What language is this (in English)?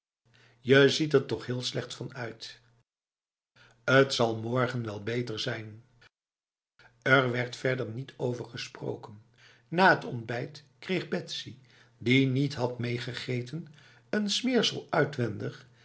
Dutch